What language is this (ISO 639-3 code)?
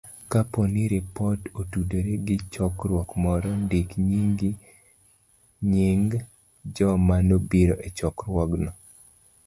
luo